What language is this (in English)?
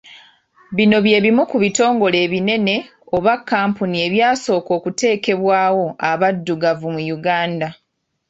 Ganda